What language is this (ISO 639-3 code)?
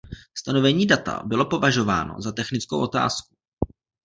ces